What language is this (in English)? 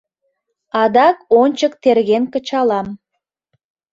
Mari